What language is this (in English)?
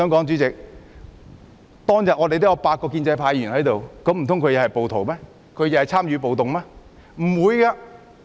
Cantonese